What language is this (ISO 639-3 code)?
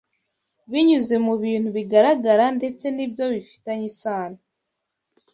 kin